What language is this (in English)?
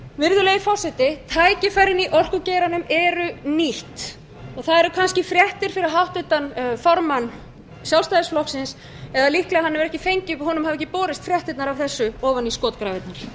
Icelandic